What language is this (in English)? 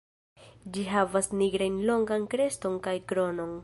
Esperanto